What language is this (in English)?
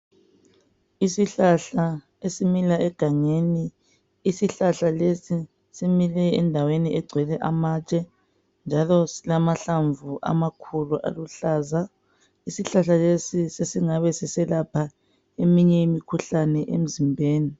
North Ndebele